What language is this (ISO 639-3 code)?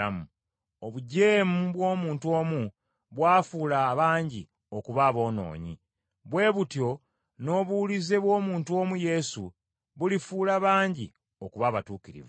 lug